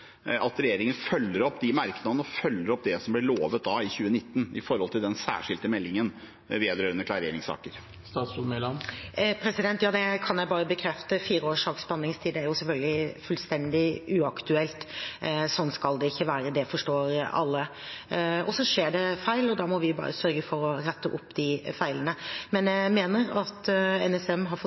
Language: Norwegian Bokmål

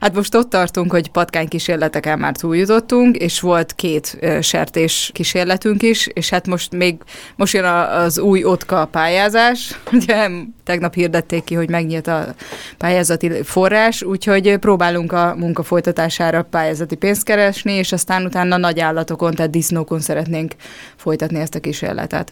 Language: Hungarian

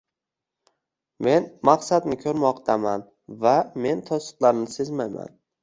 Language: Uzbek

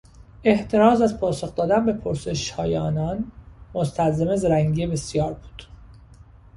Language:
Persian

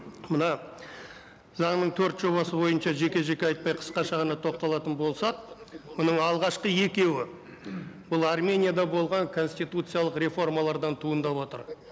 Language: Kazakh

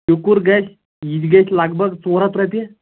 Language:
Kashmiri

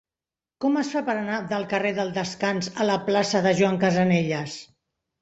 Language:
Catalan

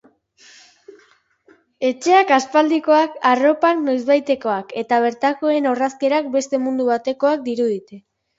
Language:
Basque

